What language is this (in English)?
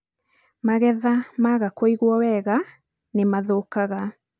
Kikuyu